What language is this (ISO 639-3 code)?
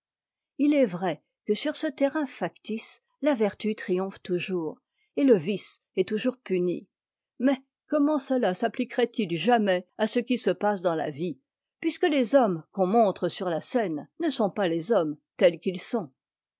fra